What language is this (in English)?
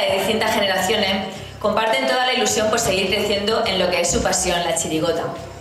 Spanish